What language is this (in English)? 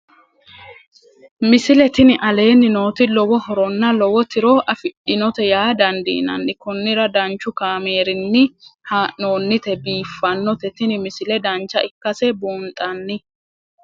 Sidamo